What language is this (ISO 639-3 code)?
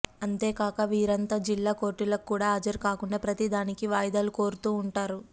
tel